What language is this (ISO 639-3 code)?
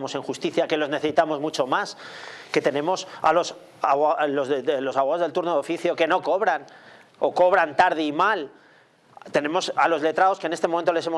spa